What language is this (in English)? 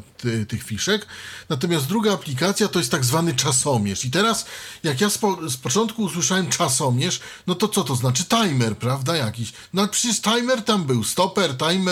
Polish